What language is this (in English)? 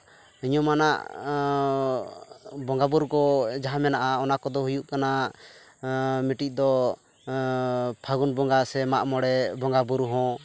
Santali